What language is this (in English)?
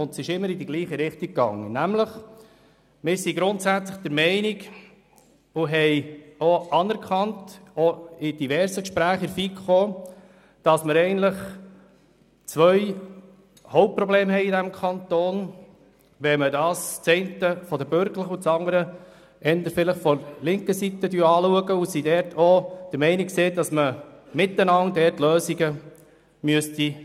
Swiss German